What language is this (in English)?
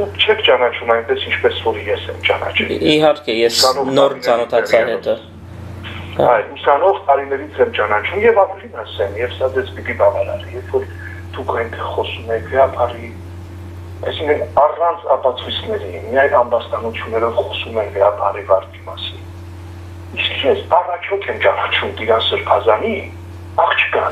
Romanian